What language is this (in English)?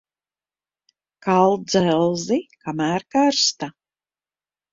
Latvian